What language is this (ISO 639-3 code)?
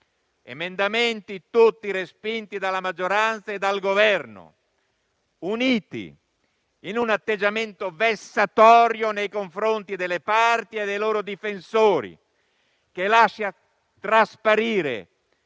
ita